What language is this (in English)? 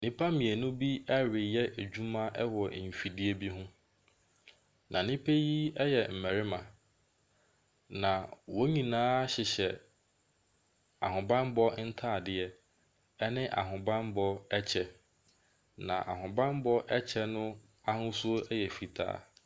Akan